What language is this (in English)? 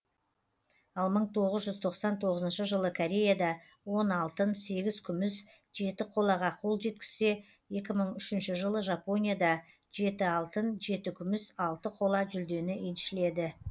Kazakh